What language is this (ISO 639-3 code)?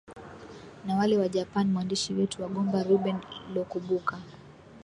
swa